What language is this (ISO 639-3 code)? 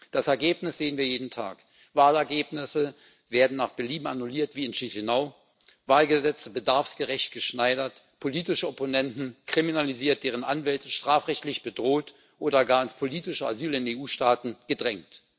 deu